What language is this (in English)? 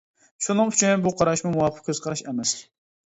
Uyghur